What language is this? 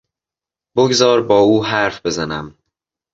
Persian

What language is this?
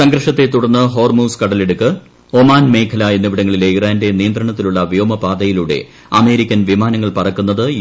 Malayalam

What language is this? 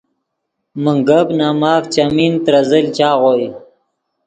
Yidgha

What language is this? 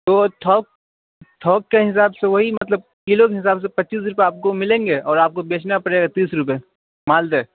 Urdu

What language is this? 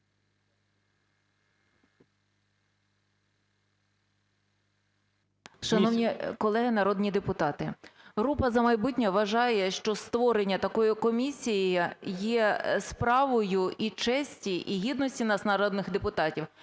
Ukrainian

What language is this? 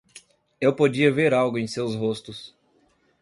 Portuguese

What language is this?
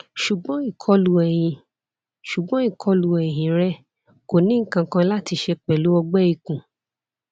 Yoruba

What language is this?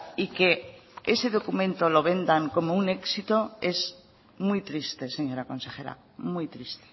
Spanish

